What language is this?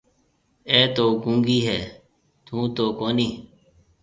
Marwari (Pakistan)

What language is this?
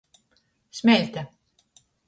Latgalian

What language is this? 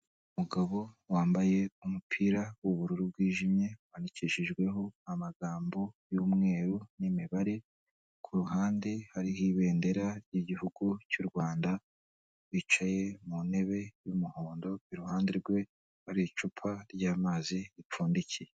Kinyarwanda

